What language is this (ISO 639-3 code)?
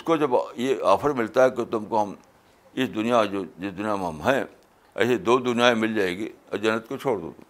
urd